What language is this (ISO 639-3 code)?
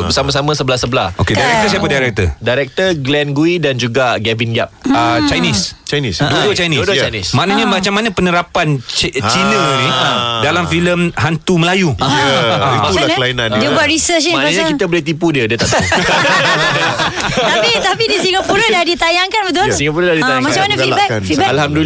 msa